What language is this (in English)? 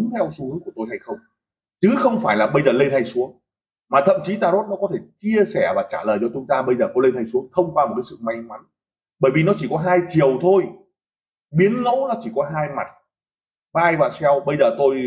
Vietnamese